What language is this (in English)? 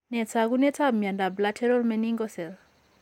Kalenjin